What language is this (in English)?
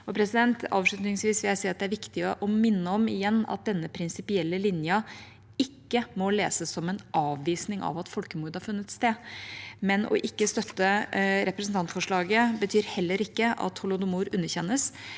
Norwegian